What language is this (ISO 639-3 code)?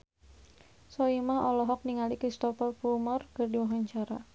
sun